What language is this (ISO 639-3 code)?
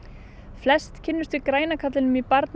isl